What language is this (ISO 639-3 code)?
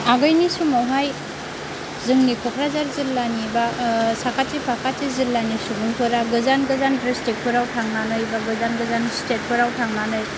brx